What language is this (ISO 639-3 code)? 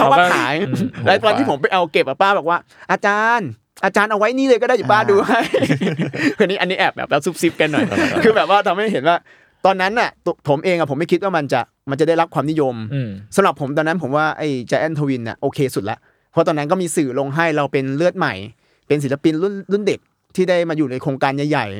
tha